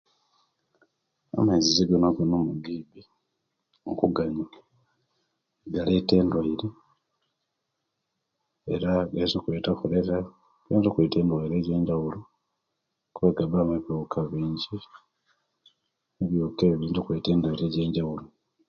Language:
Kenyi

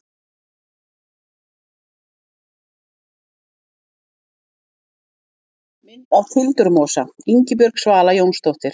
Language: Icelandic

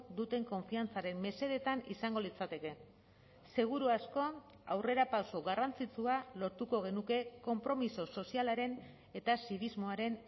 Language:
Basque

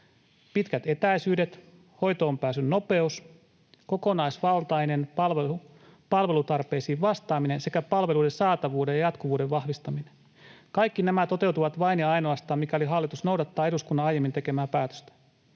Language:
Finnish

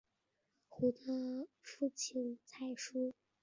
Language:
Chinese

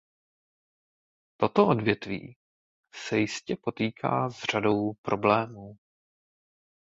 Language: Czech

